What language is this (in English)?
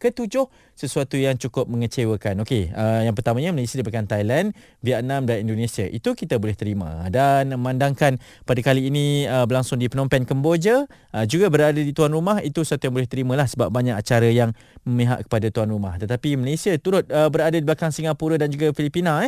Malay